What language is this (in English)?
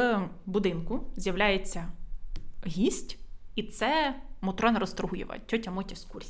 Ukrainian